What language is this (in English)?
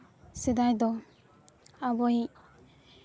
Santali